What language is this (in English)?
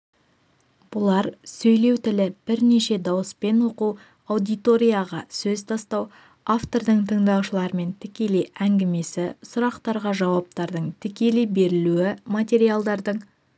Kazakh